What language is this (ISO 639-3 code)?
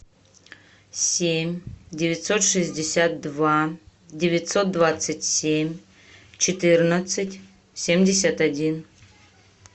rus